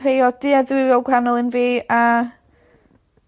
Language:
Welsh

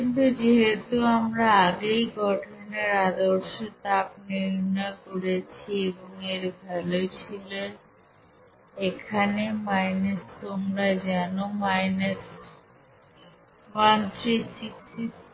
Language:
Bangla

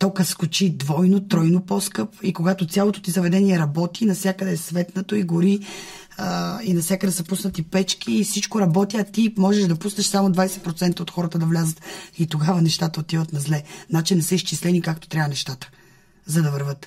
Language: Bulgarian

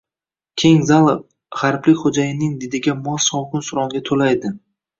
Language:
Uzbek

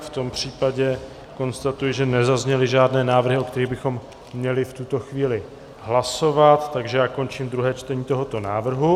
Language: Czech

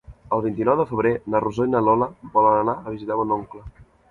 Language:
Catalan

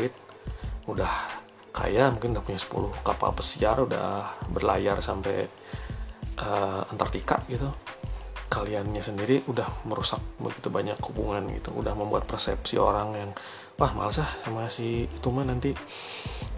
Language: Indonesian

